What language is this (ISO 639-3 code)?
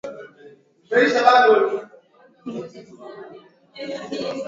swa